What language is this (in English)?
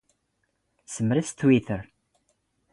Standard Moroccan Tamazight